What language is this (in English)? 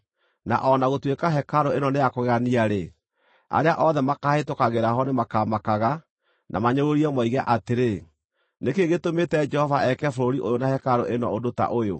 Kikuyu